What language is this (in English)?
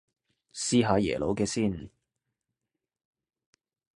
Cantonese